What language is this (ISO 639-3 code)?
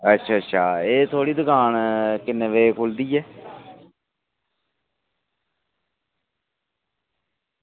doi